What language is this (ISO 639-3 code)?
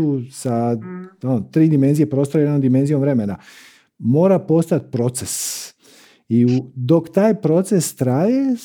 hrv